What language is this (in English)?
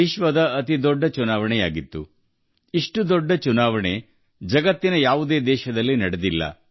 Kannada